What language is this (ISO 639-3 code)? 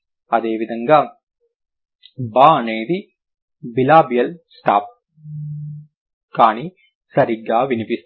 tel